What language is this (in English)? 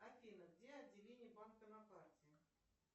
Russian